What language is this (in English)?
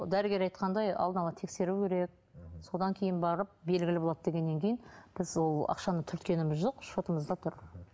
Kazakh